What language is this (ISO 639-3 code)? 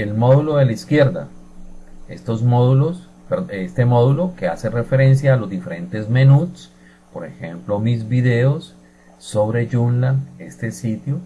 spa